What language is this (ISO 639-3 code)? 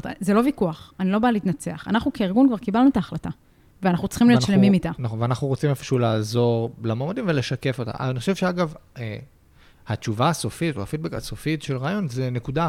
heb